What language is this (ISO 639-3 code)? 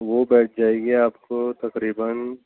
urd